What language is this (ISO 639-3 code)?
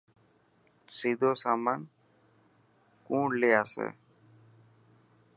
mki